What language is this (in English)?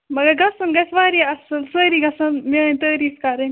Kashmiri